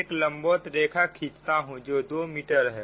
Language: Hindi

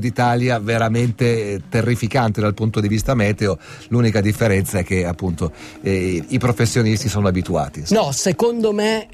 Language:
Italian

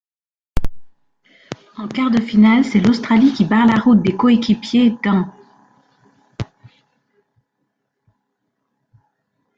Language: French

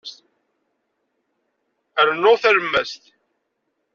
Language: Kabyle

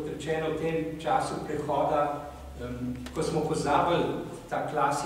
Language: Romanian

